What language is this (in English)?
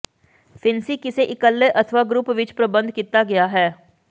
Punjabi